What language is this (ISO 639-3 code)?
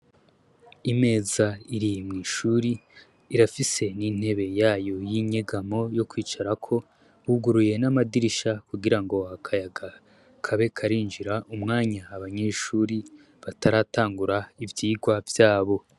run